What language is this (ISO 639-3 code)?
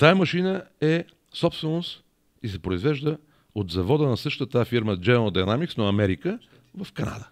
bul